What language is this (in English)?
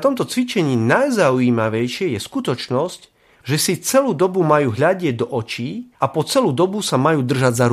Slovak